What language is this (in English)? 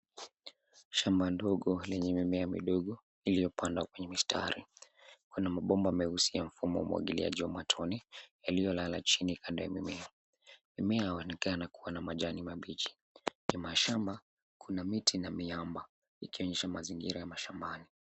Swahili